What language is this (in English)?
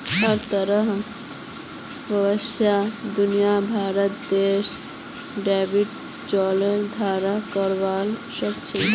Magahi